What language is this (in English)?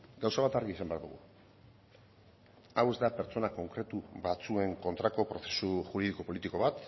Basque